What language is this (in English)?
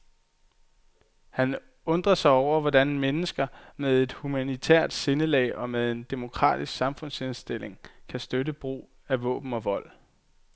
Danish